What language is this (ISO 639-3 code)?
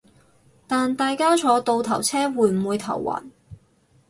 yue